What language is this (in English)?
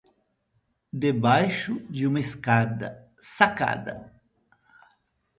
Portuguese